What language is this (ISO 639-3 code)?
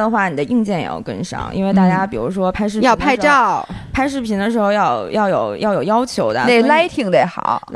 zho